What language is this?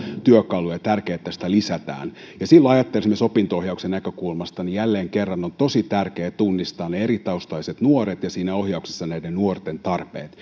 Finnish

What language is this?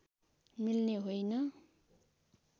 Nepali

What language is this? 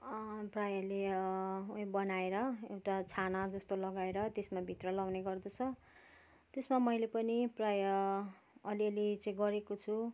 Nepali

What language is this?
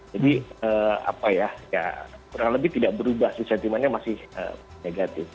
Indonesian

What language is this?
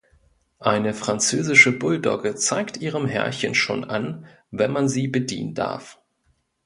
German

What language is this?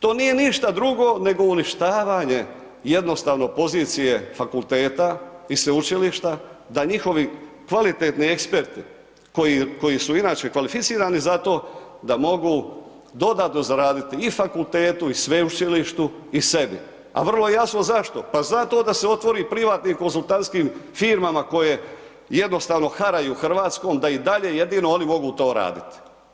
Croatian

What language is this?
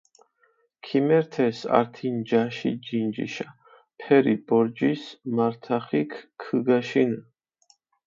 Mingrelian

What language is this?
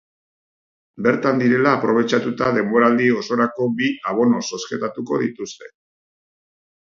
Basque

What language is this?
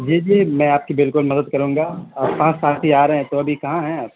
Urdu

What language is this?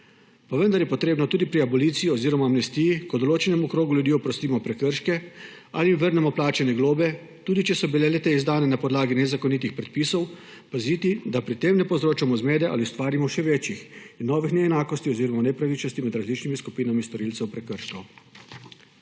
Slovenian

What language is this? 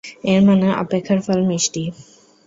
Bangla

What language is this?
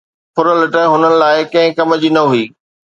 Sindhi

